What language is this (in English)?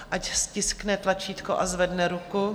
Czech